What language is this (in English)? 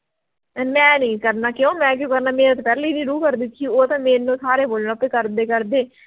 Punjabi